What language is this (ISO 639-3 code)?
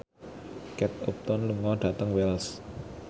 jav